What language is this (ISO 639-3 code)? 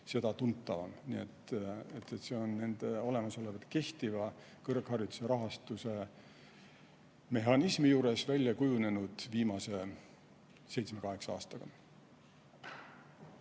est